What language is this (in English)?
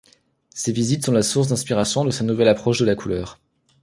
French